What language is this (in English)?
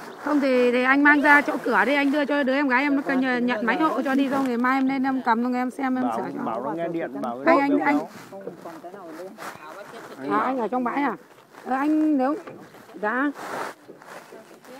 Vietnamese